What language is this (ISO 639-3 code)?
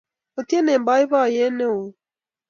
kln